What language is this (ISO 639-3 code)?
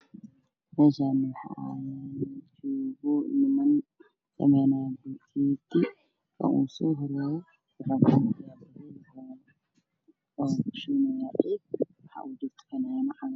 som